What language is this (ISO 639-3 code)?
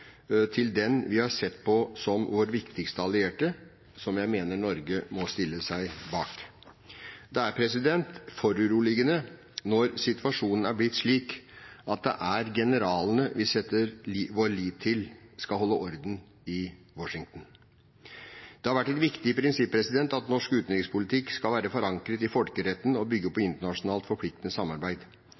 nob